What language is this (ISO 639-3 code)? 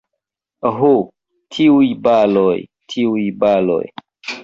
epo